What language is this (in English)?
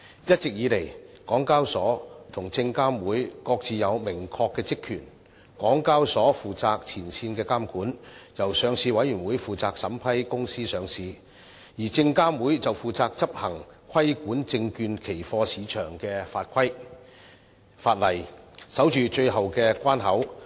Cantonese